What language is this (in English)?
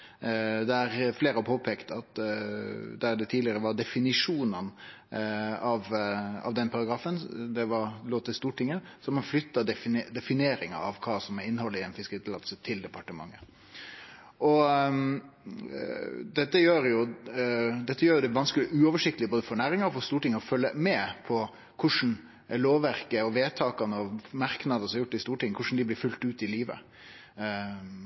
Norwegian Nynorsk